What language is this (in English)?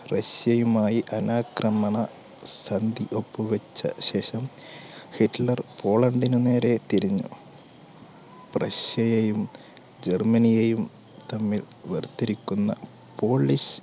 Malayalam